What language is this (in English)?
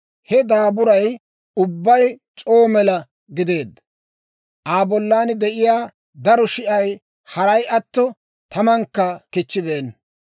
Dawro